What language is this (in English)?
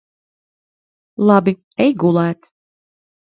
Latvian